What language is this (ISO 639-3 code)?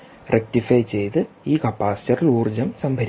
mal